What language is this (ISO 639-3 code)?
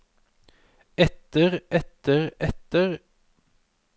nor